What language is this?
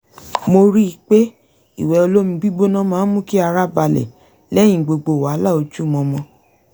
Yoruba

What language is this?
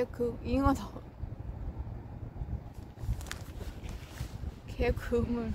Korean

